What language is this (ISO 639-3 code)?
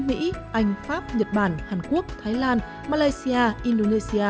vie